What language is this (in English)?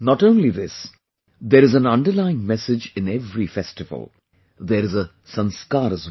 English